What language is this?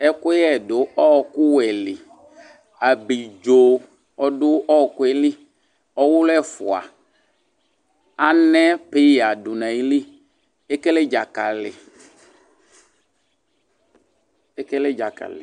Ikposo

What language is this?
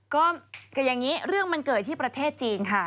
Thai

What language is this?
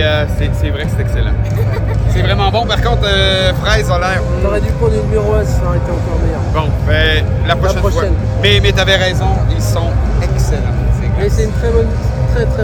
French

